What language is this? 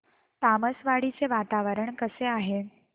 Marathi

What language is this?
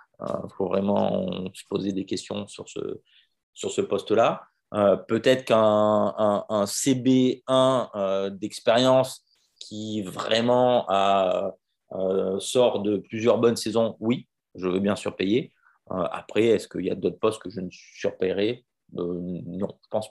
French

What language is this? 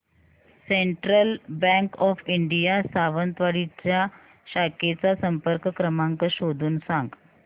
Marathi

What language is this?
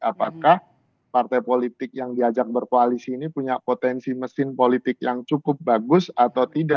Indonesian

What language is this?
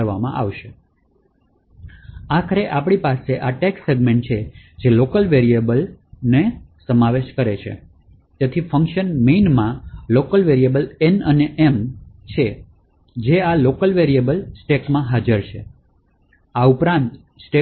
Gujarati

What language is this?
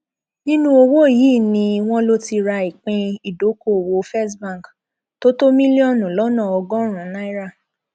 Yoruba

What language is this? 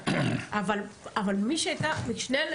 Hebrew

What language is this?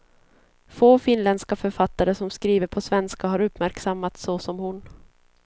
Swedish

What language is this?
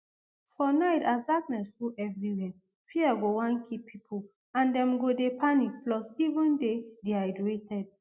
Nigerian Pidgin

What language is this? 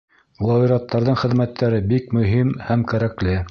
Bashkir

